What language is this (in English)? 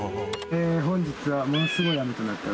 Japanese